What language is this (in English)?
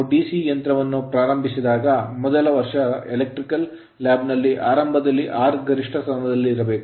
Kannada